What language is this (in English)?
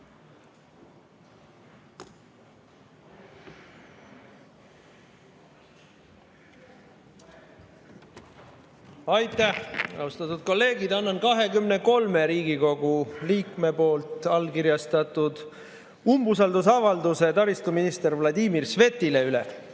Estonian